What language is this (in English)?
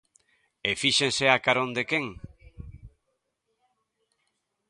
Galician